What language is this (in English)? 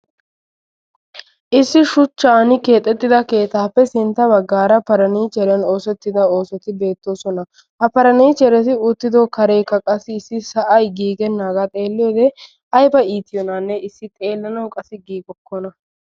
Wolaytta